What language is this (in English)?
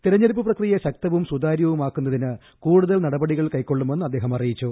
Malayalam